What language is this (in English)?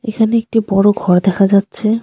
Bangla